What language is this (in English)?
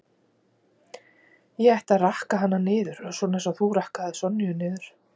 Icelandic